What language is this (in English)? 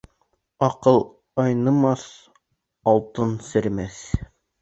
Bashkir